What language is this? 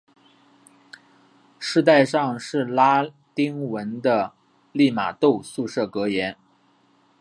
Chinese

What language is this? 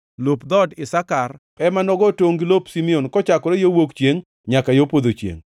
Luo (Kenya and Tanzania)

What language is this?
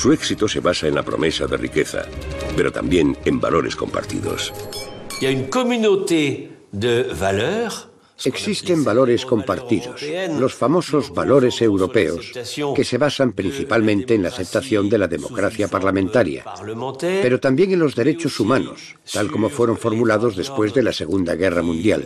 Spanish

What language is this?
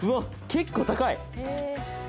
Japanese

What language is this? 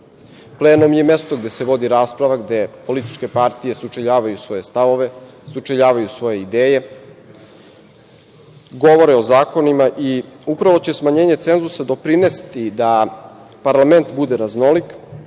Serbian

